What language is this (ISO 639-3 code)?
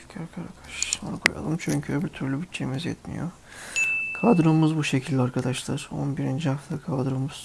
tur